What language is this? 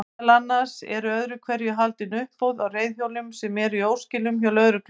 Icelandic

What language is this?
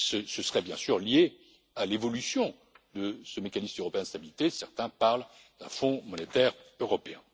French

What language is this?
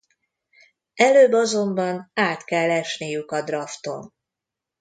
Hungarian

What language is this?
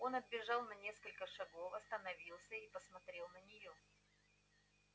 Russian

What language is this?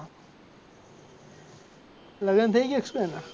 Gujarati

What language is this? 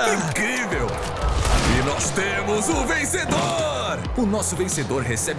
Portuguese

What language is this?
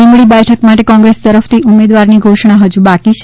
Gujarati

